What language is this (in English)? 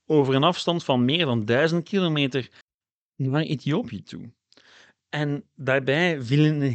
Dutch